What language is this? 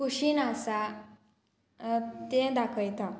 Konkani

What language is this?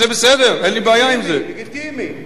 Hebrew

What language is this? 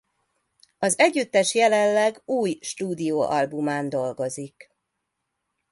Hungarian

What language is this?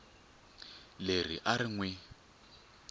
Tsonga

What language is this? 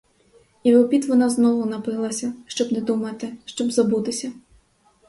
Ukrainian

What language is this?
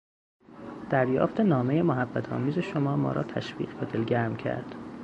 Persian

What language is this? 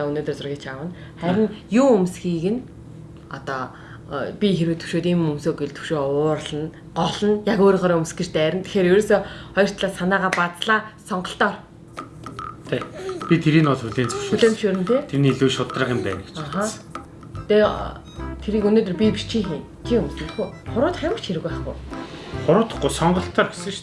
German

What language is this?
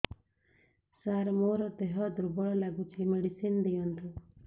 Odia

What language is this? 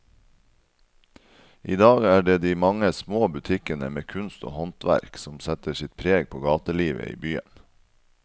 Norwegian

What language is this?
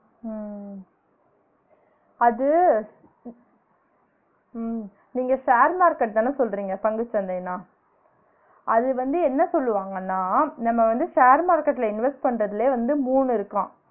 Tamil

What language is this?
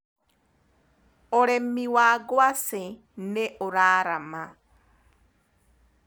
Kikuyu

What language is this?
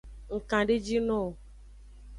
Aja (Benin)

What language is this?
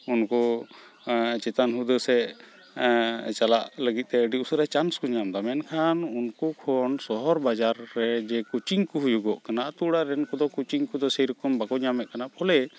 Santali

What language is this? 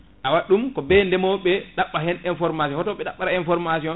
Fula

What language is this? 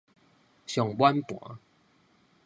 Min Nan Chinese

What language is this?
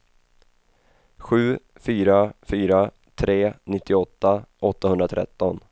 Swedish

